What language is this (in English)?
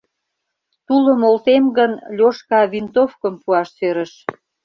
Mari